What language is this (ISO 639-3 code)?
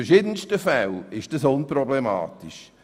gsw